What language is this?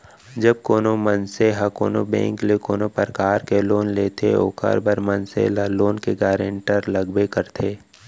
Chhattisgarhi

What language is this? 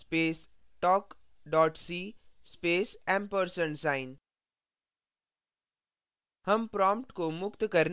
Hindi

